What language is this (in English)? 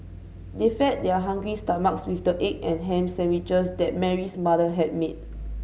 English